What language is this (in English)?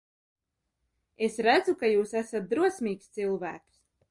Latvian